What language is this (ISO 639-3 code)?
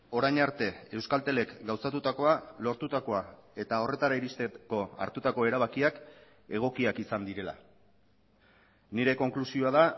eus